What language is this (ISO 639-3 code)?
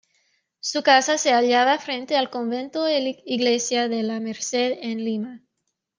spa